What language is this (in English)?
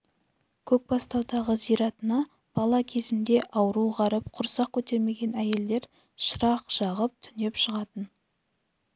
Kazakh